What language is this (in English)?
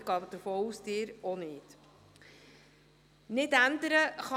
Swiss German